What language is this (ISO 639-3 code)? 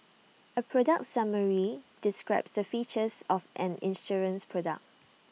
eng